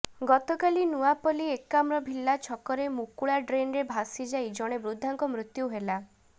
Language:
Odia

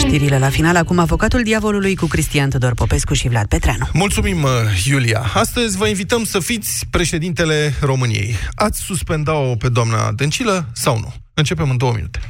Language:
Romanian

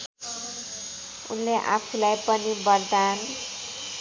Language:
Nepali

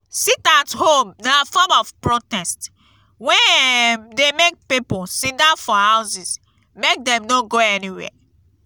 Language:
Nigerian Pidgin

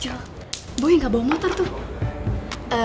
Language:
Indonesian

